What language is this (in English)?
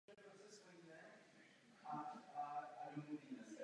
Czech